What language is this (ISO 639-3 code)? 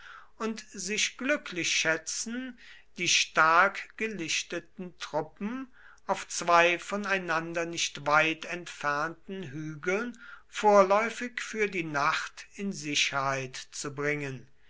deu